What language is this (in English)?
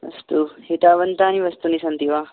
Sanskrit